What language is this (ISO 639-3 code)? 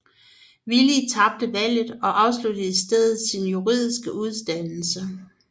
dan